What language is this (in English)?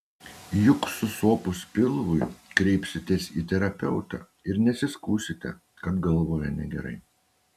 Lithuanian